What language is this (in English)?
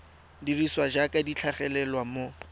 Tswana